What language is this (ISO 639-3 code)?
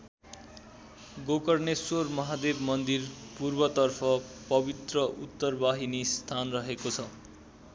nep